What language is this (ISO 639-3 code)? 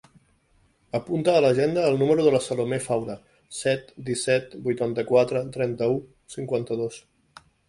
cat